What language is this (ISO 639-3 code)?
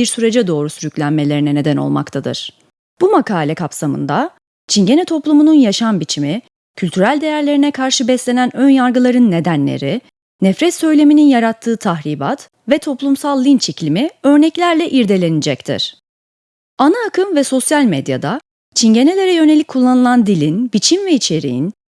tur